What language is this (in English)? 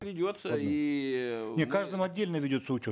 Kazakh